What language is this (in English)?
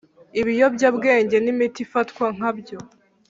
Kinyarwanda